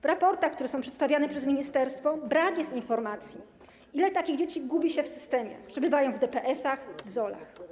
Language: Polish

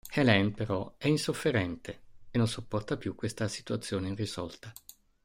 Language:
Italian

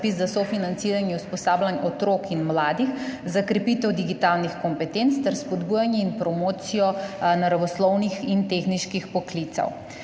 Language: Slovenian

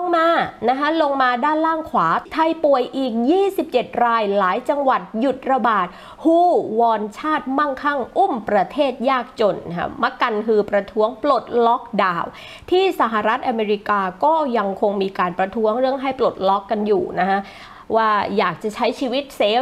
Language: Thai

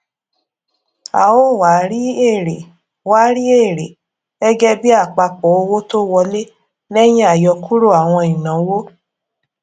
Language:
Yoruba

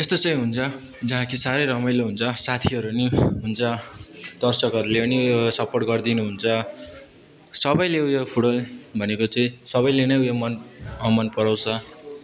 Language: Nepali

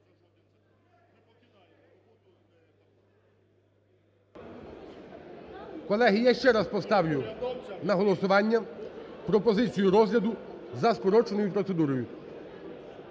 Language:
Ukrainian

